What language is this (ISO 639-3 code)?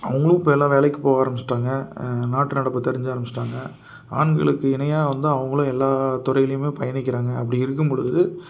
tam